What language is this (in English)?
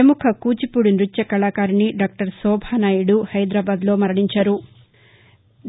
Telugu